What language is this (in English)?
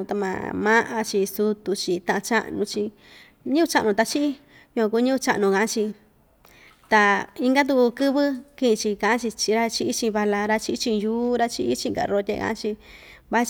Ixtayutla Mixtec